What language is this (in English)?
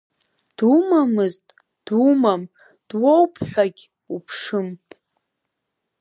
Abkhazian